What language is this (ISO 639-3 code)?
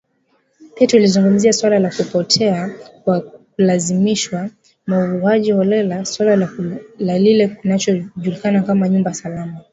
swa